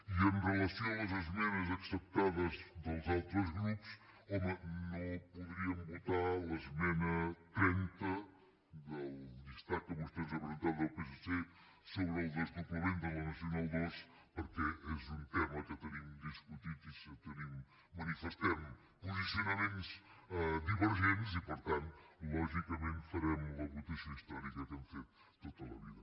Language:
Catalan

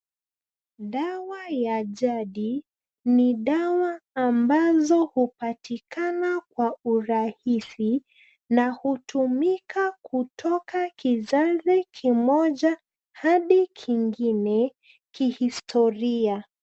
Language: Swahili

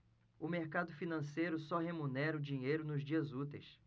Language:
Portuguese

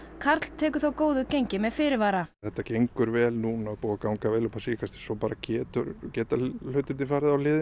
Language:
Icelandic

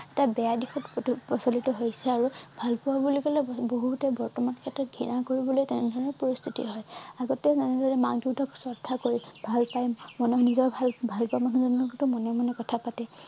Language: Assamese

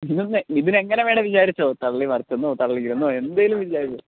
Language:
Malayalam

